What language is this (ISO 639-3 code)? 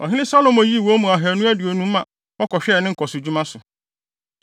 aka